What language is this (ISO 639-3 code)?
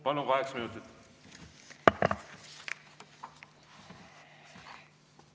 est